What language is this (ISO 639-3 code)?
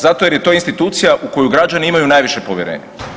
hrv